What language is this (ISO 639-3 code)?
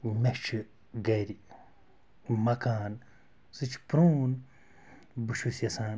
kas